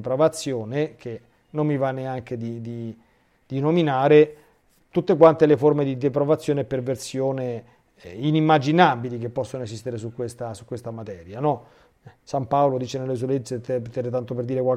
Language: Italian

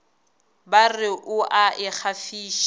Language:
Northern Sotho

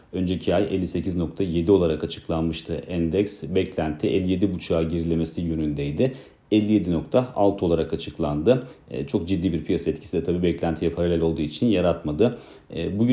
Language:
Turkish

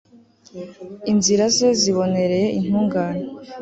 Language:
Kinyarwanda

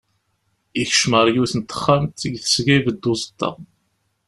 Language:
Kabyle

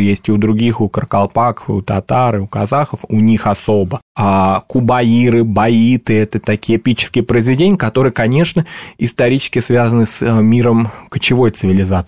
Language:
Russian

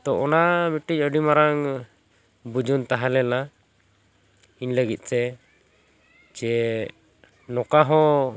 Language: Santali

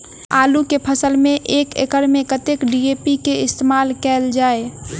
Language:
Maithili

